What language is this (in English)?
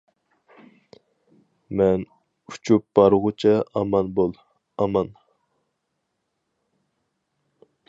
Uyghur